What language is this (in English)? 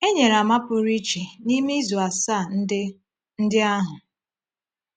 Igbo